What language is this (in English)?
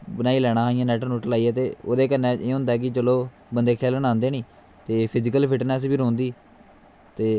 Dogri